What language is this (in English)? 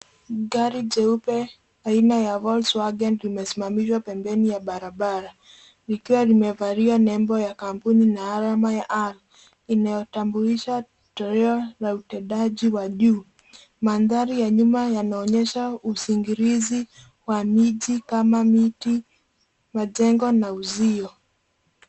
Swahili